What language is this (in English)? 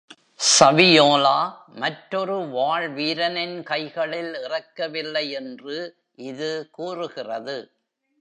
Tamil